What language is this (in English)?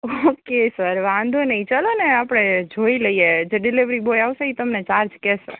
Gujarati